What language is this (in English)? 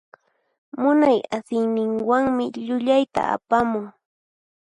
Puno Quechua